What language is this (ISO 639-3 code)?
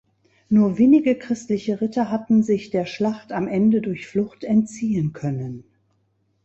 deu